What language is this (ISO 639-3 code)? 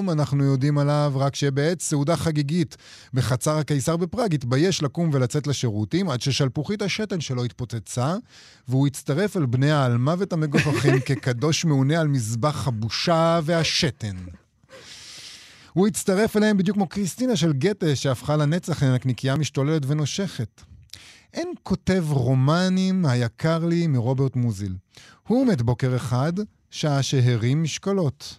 heb